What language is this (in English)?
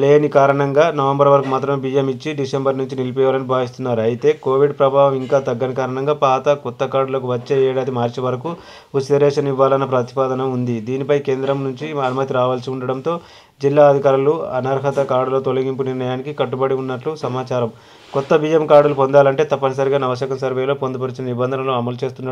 Turkish